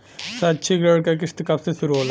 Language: Bhojpuri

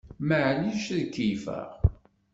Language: Kabyle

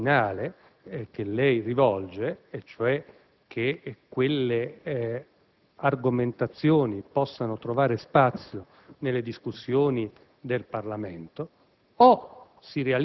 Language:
Italian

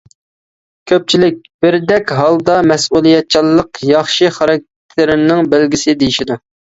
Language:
Uyghur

